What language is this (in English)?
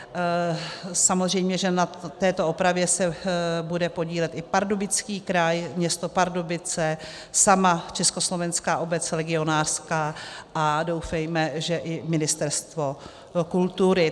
Czech